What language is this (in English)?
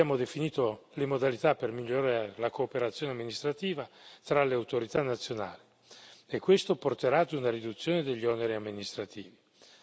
Italian